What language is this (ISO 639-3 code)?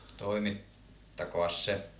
fin